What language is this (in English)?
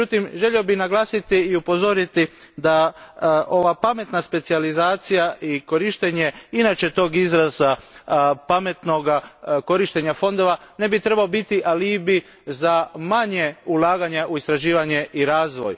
Croatian